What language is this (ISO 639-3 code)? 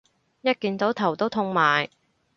yue